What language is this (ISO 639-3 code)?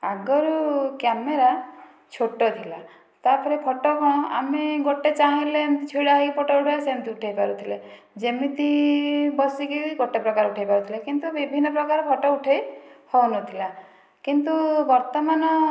ori